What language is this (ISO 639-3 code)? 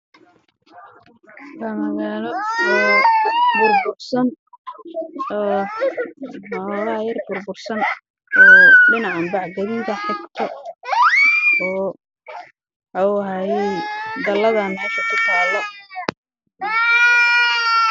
som